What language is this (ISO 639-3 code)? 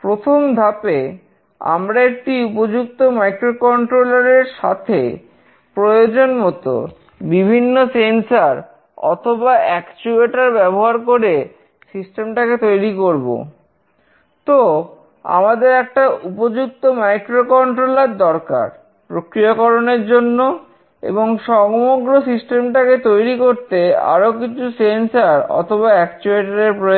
ben